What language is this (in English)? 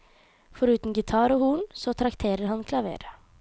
Norwegian